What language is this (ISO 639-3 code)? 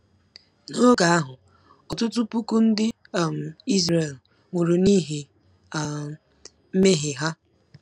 ibo